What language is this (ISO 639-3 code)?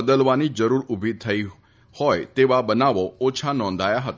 guj